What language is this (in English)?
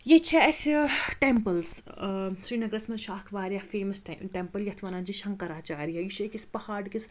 Kashmiri